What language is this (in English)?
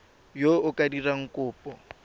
Tswana